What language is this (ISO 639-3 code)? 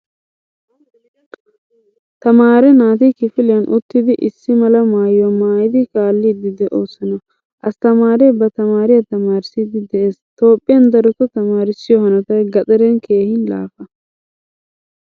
wal